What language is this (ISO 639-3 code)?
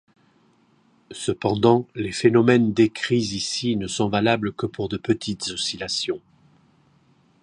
fra